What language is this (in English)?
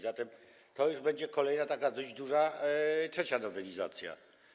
Polish